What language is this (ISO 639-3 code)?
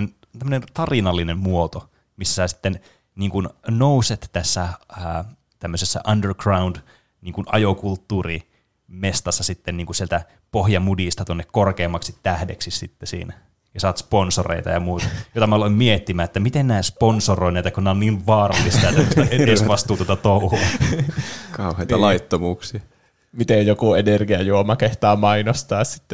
fin